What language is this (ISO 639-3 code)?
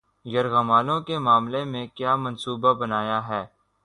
urd